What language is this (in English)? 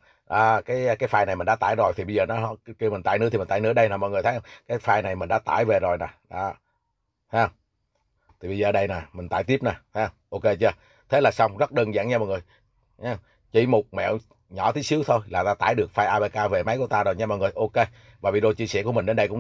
Vietnamese